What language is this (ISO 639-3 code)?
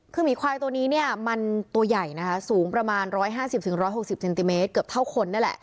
tha